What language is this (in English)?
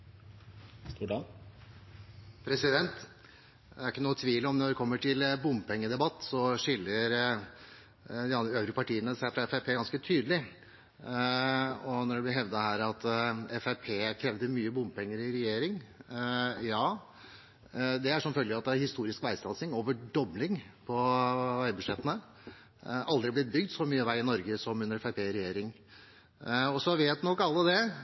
Norwegian Bokmål